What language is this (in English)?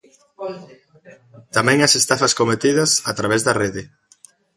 Galician